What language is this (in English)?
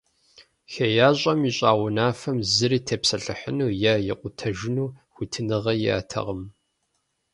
Kabardian